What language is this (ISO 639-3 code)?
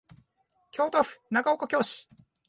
jpn